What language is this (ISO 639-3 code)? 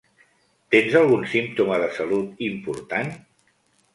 cat